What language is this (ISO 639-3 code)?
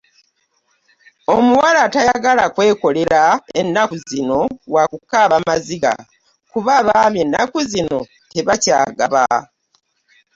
lug